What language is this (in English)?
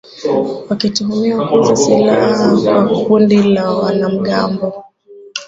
Swahili